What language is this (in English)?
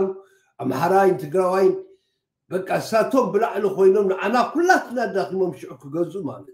Arabic